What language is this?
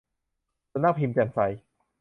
Thai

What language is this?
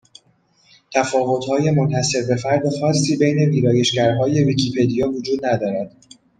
Persian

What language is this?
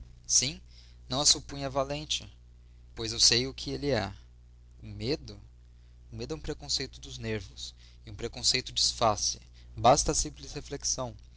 Portuguese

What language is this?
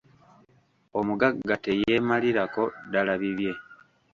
Ganda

